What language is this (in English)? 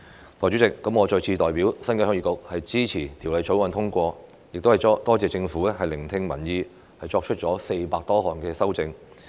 Cantonese